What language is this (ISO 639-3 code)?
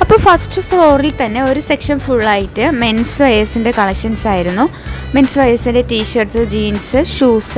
mal